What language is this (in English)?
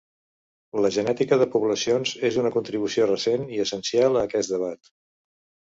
Catalan